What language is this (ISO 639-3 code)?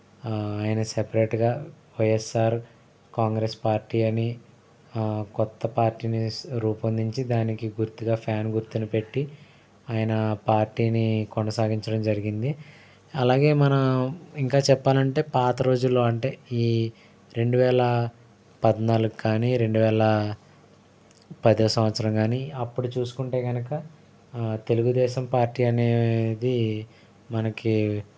tel